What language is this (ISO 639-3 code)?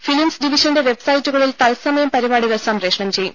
mal